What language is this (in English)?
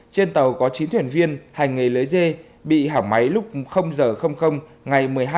Vietnamese